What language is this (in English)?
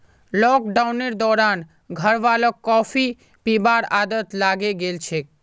Magahi